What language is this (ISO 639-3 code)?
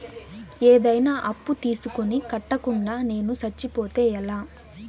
tel